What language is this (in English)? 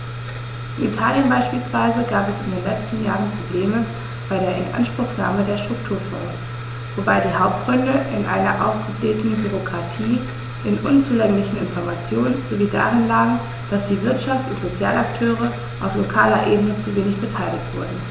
German